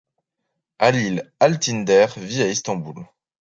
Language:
French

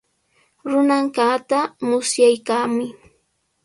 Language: Sihuas Ancash Quechua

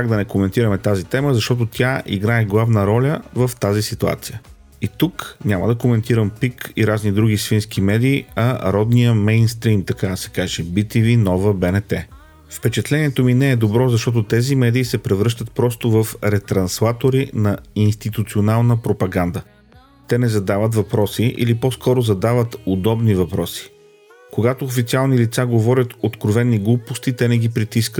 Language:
Bulgarian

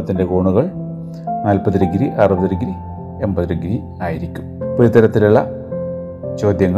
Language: Malayalam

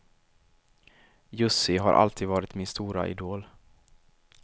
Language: Swedish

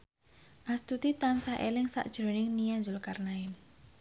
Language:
Javanese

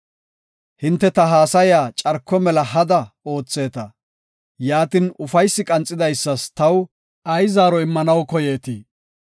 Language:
Gofa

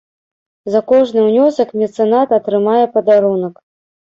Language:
Belarusian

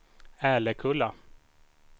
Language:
Swedish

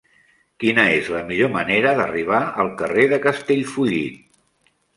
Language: Catalan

